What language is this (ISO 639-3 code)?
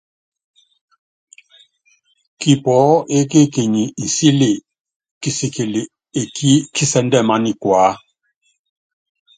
yav